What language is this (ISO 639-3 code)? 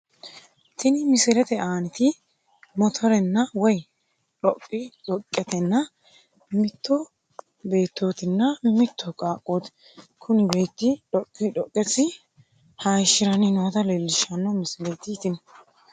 sid